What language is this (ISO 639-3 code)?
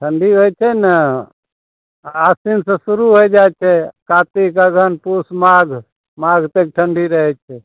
mai